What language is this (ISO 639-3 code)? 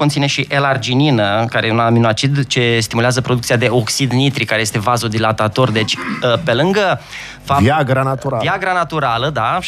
ron